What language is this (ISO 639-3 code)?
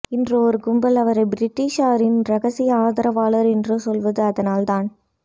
tam